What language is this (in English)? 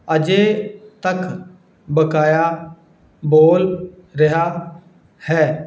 Punjabi